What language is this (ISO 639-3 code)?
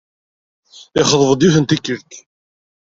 kab